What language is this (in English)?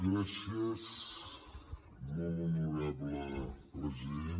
Catalan